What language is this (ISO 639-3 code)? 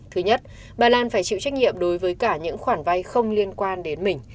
vie